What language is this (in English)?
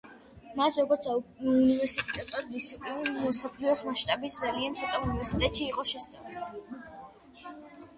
Georgian